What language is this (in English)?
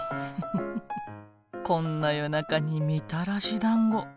Japanese